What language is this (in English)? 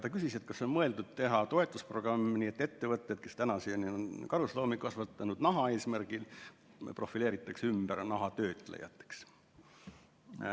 Estonian